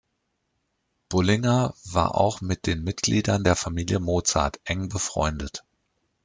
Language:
German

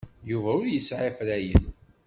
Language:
Kabyle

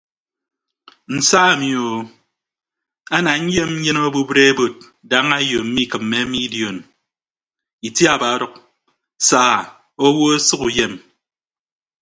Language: Ibibio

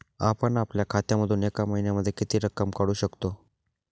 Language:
Marathi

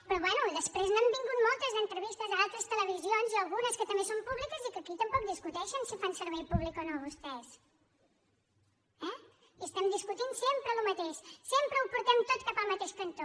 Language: Catalan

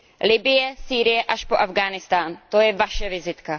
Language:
Czech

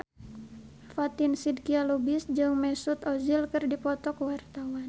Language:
Sundanese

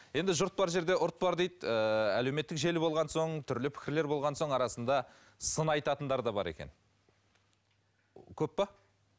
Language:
Kazakh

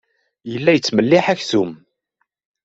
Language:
Kabyle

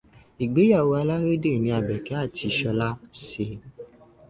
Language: Yoruba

